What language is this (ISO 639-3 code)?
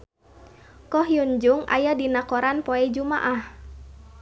sun